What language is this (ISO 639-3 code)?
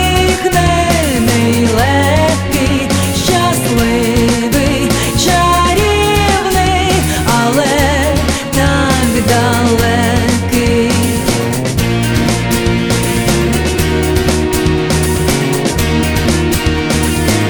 ukr